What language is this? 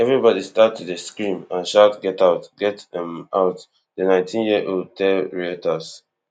Nigerian Pidgin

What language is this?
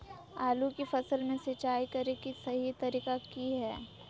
Magahi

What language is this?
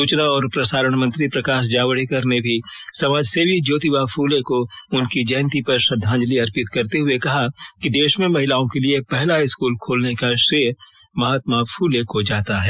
Hindi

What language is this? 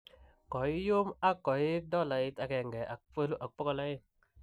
Kalenjin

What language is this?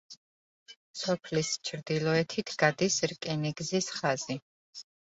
Georgian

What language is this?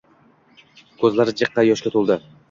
Uzbek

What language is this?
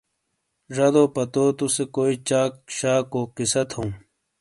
Shina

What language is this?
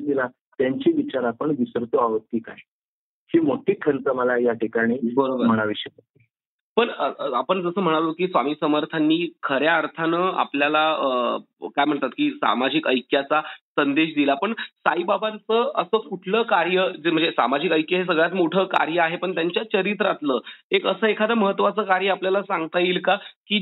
Marathi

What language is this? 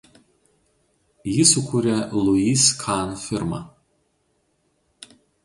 Lithuanian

